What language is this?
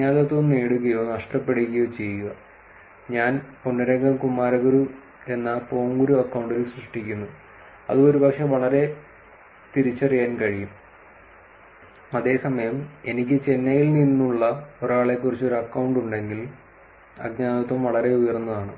Malayalam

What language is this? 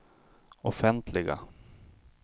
Swedish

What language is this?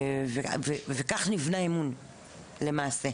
Hebrew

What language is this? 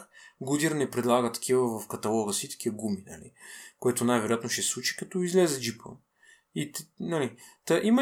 Bulgarian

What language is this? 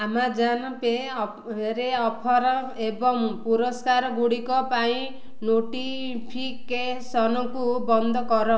Odia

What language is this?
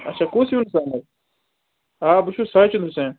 Kashmiri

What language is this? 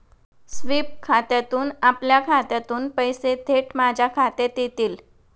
Marathi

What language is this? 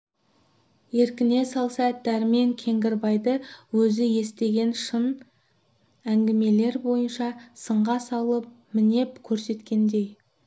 Kazakh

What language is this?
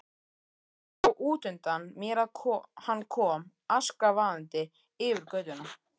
Icelandic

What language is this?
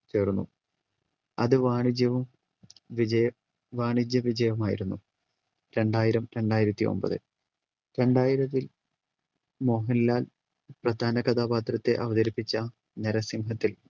Malayalam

